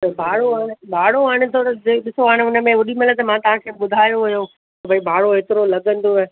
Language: Sindhi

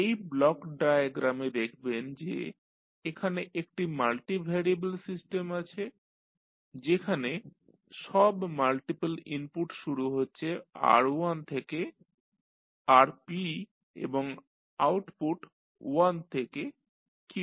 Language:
Bangla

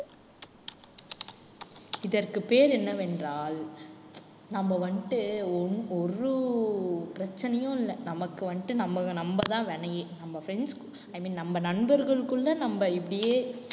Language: Tamil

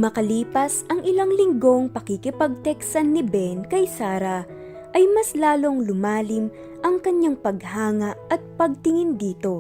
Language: Filipino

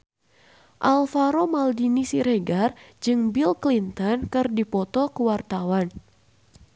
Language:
Sundanese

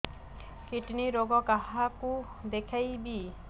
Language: Odia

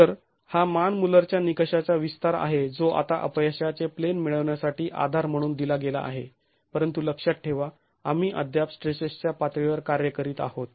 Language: Marathi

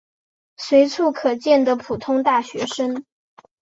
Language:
Chinese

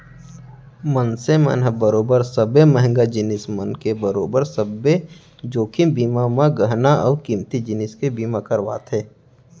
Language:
Chhattisgarhi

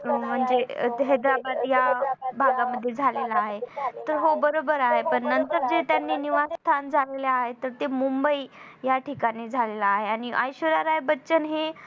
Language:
Marathi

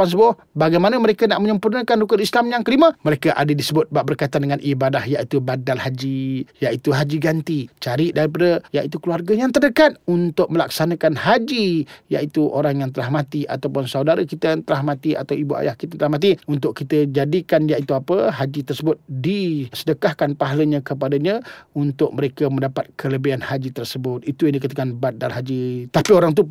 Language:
Malay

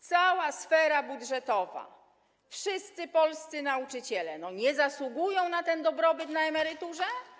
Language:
Polish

